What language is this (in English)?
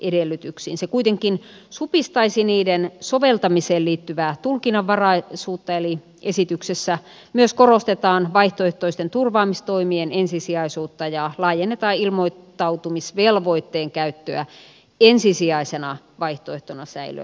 Finnish